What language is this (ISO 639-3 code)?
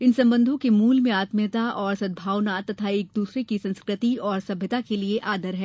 hin